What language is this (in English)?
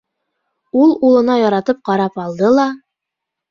Bashkir